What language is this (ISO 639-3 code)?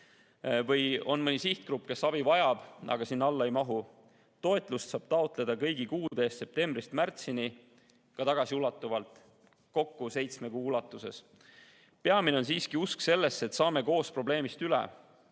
est